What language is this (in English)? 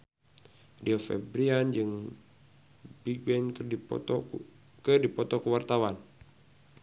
Sundanese